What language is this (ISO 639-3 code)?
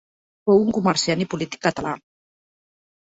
cat